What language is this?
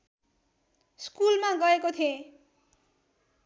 Nepali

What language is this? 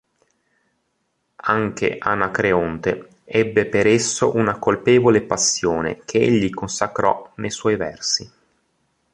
Italian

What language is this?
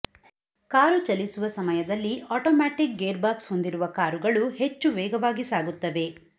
Kannada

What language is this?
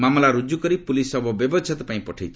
Odia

